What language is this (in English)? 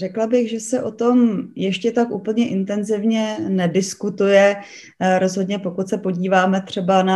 Czech